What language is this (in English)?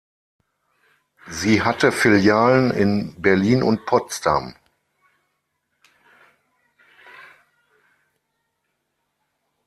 German